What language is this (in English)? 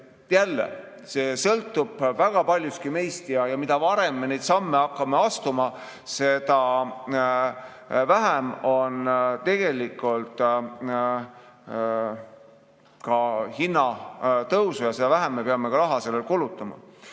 Estonian